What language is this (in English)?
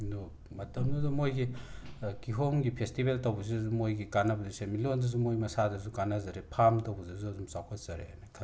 Manipuri